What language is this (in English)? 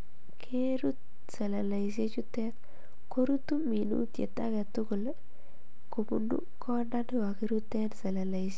Kalenjin